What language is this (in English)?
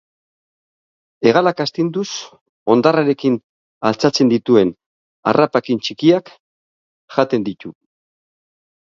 Basque